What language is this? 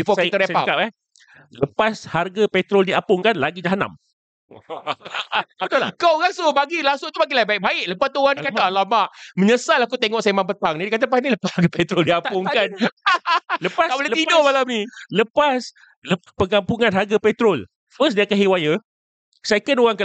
Malay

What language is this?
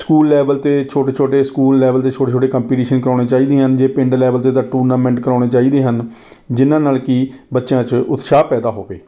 Punjabi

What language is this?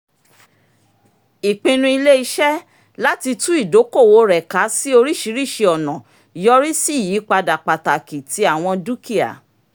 Yoruba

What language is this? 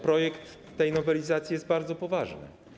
Polish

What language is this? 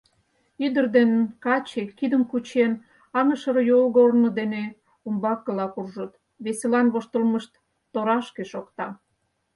Mari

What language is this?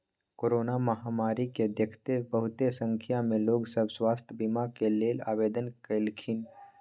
Magahi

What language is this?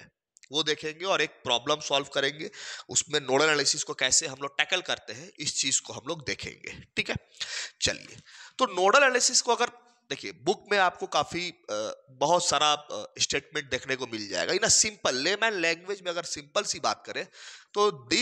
Hindi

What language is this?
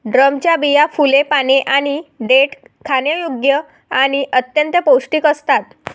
Marathi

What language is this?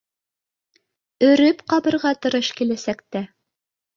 Bashkir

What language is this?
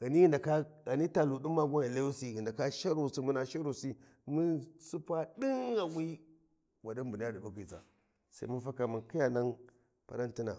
Warji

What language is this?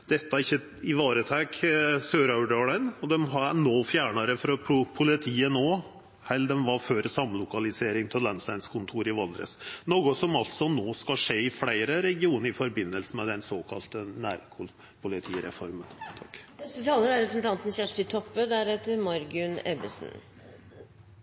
Norwegian Nynorsk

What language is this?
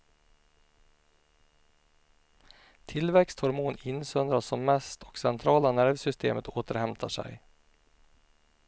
Swedish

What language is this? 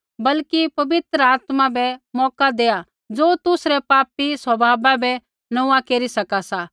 Kullu Pahari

